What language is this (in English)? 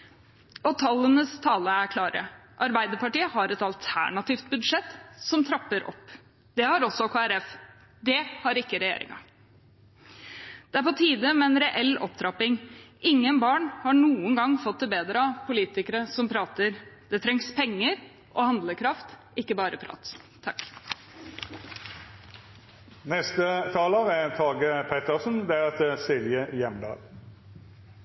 Norwegian Bokmål